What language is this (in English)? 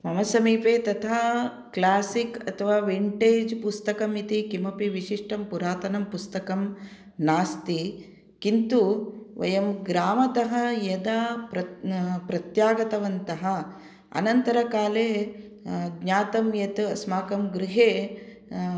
Sanskrit